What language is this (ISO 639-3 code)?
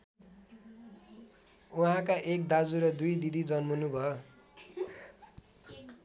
nep